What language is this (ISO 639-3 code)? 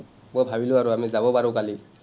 asm